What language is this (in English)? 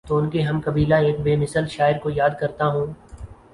Urdu